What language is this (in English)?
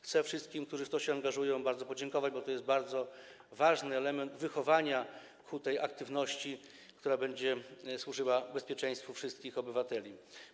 Polish